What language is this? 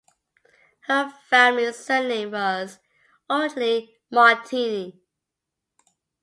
English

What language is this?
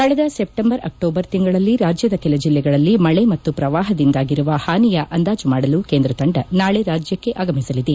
Kannada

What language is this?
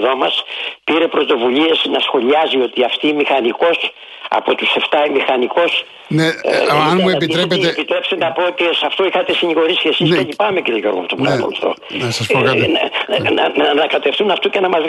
Greek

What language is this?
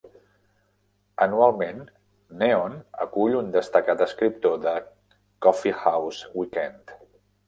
Catalan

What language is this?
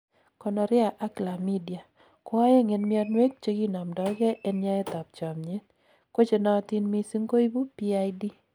Kalenjin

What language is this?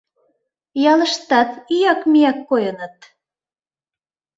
Mari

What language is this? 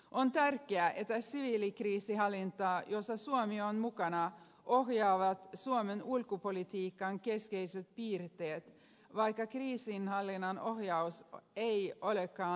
Finnish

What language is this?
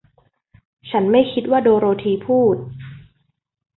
Thai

